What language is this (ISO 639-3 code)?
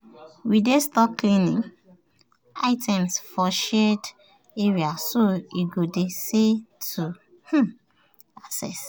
pcm